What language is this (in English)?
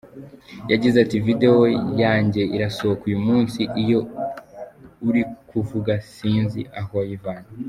Kinyarwanda